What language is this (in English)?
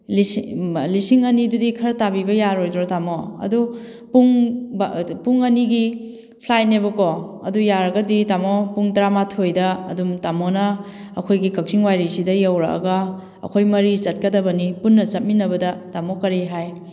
Manipuri